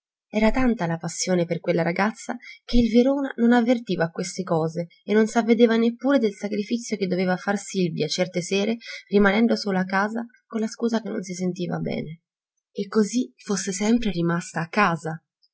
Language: Italian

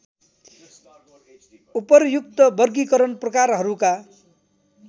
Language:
Nepali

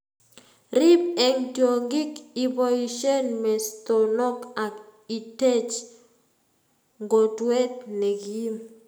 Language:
Kalenjin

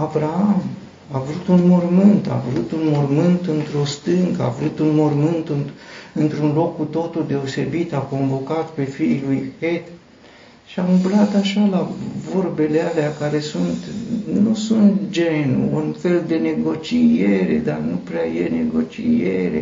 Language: Romanian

